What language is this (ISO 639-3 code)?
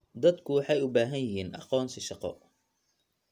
som